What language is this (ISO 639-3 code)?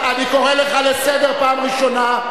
heb